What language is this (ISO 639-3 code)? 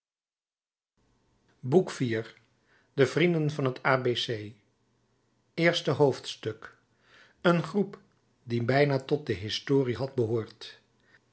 nld